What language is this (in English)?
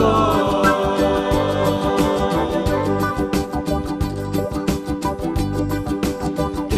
Romanian